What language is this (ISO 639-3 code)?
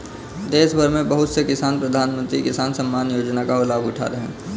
hin